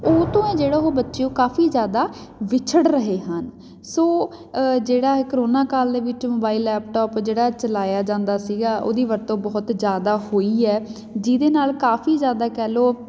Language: Punjabi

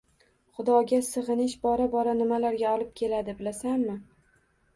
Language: Uzbek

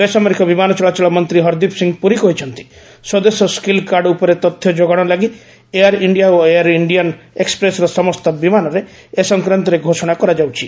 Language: Odia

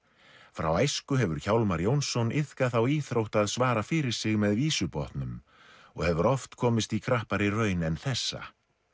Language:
Icelandic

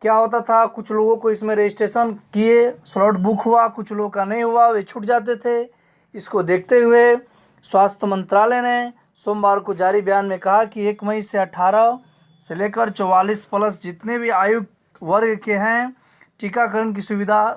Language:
Hindi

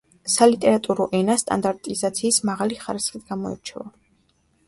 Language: Georgian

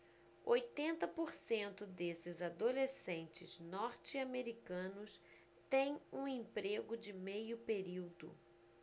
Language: Portuguese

